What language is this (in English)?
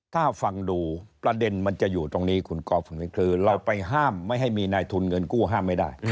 Thai